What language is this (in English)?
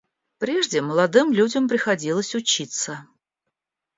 Russian